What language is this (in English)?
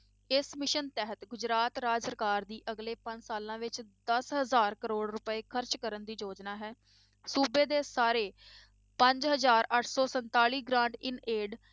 Punjabi